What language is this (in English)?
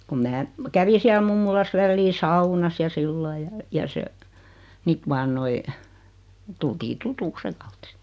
Finnish